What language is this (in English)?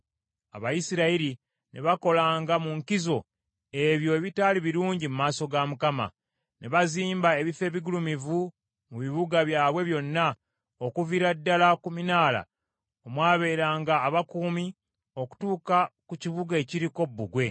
Ganda